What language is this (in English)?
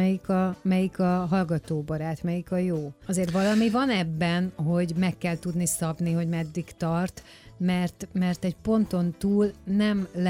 Hungarian